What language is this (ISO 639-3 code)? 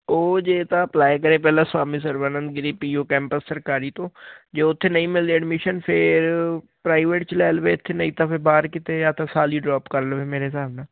pan